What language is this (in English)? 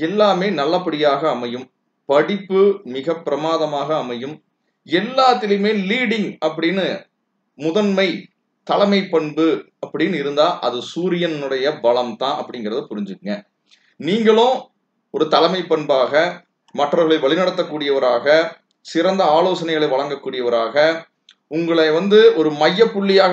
English